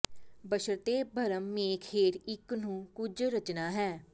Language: Punjabi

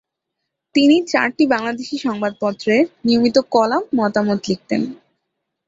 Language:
Bangla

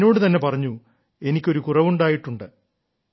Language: Malayalam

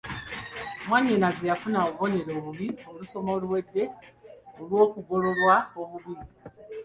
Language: Ganda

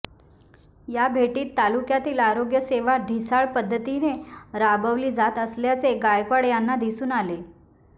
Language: Marathi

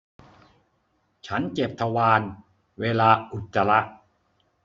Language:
Thai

